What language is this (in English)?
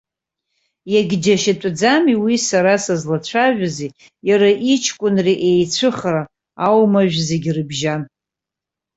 Abkhazian